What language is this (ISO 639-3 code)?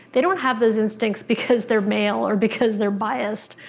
eng